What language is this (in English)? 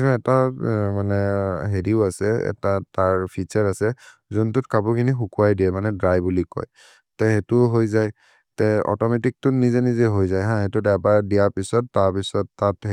Maria (India)